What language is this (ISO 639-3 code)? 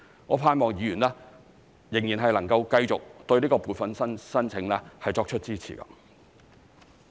yue